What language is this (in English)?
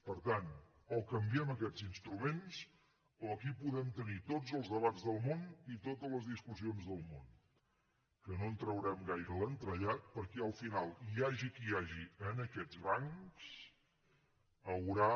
Catalan